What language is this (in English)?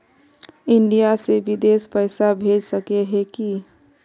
Magahi